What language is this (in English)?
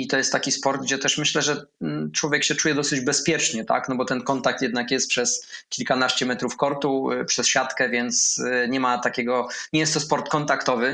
Polish